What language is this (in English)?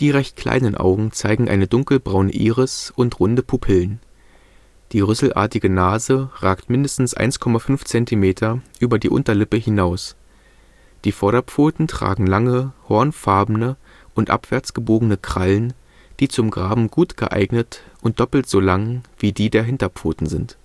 German